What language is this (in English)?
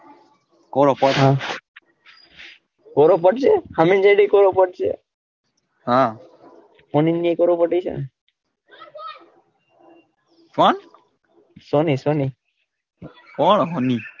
Gujarati